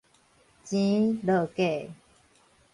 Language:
Min Nan Chinese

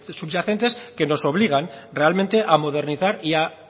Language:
Spanish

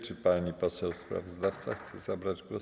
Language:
Polish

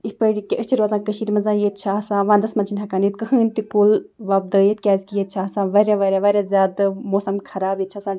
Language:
Kashmiri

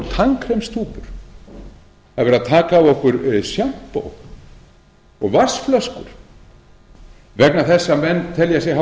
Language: Icelandic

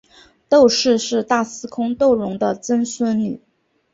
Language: Chinese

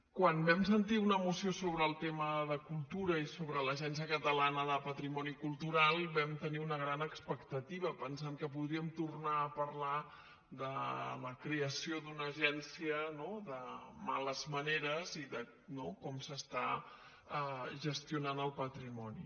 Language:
Catalan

